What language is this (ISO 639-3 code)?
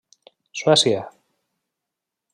cat